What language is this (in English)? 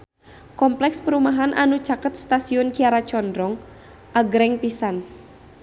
Sundanese